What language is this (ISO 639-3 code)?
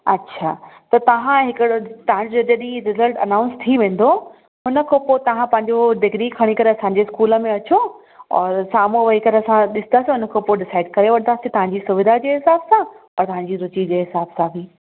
snd